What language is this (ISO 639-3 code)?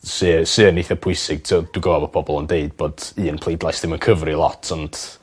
cym